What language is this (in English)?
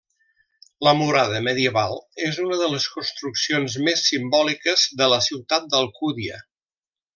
Catalan